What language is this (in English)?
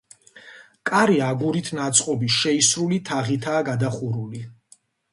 Georgian